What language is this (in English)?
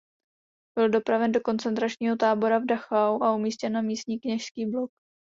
Czech